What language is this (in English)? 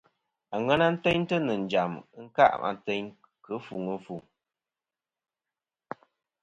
Kom